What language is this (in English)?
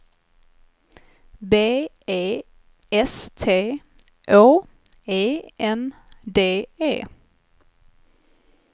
Swedish